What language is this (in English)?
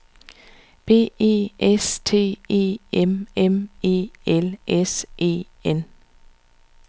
Danish